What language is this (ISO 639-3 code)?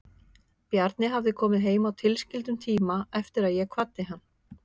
isl